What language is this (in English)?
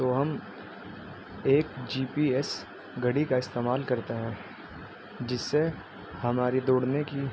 Urdu